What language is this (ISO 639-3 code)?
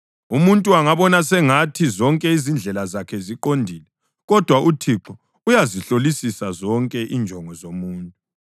nde